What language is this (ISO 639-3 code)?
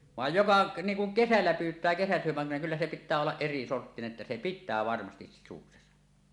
fin